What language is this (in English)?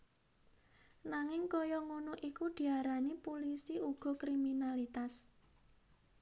Javanese